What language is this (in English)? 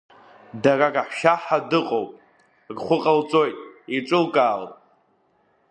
Abkhazian